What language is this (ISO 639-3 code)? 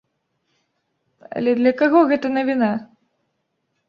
bel